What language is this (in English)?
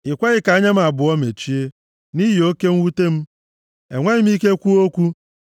Igbo